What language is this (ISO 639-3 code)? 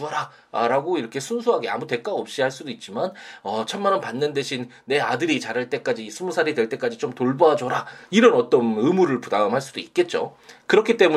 kor